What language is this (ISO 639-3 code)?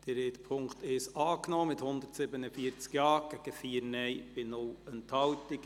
gsw